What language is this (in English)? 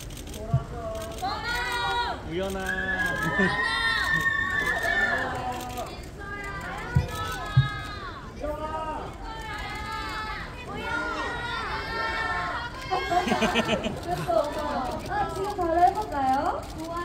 Korean